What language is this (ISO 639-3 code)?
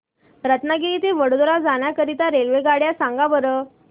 mar